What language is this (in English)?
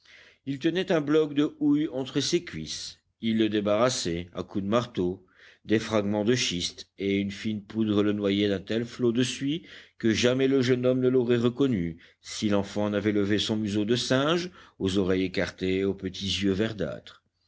French